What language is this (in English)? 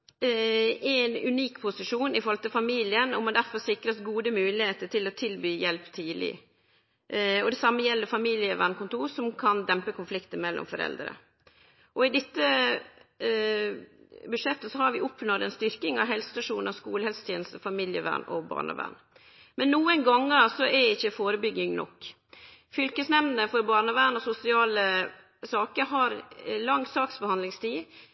Norwegian Nynorsk